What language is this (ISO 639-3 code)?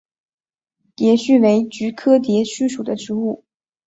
zho